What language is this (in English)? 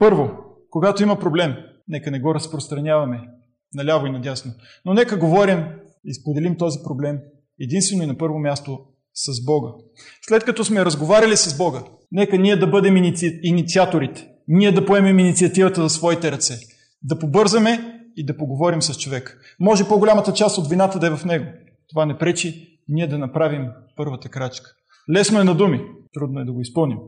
Bulgarian